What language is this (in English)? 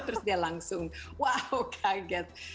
Indonesian